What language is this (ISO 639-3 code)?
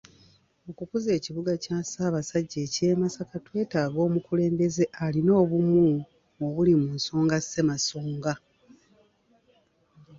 lug